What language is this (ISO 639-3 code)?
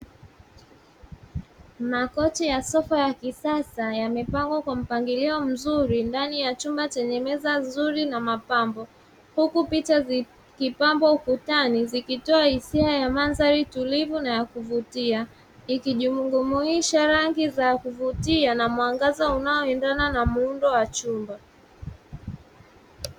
swa